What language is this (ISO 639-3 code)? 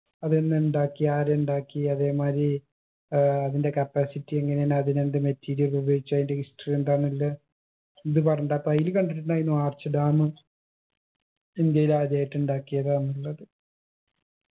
mal